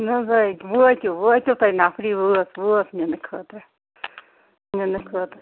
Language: Kashmiri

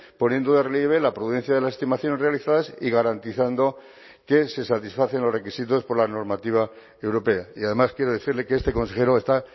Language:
Spanish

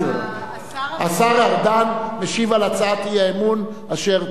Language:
Hebrew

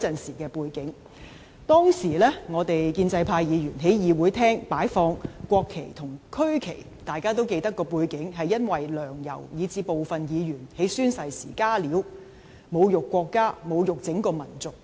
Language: Cantonese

